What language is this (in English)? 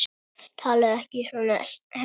Icelandic